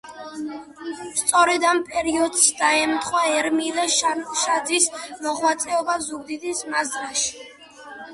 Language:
Georgian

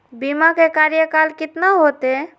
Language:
Magahi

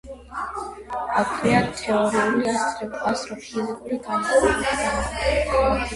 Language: Georgian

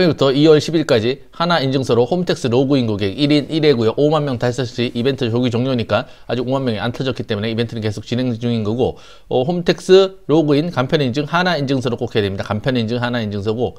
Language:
Korean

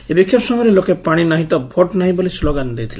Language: Odia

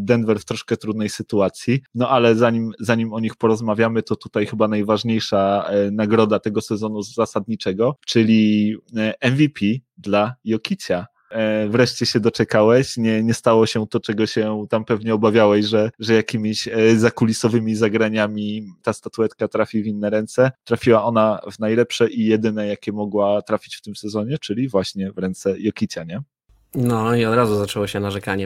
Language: Polish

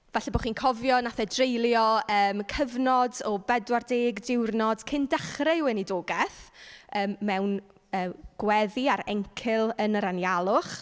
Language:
Welsh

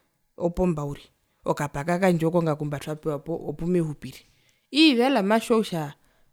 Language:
Herero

